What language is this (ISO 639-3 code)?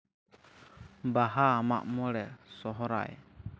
sat